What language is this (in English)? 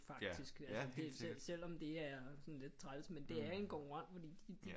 Danish